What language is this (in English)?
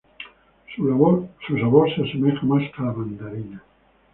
Spanish